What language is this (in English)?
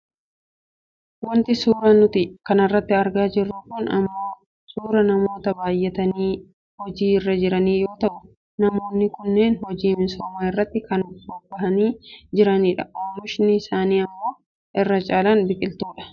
Oromo